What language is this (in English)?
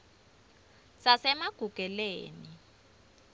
Swati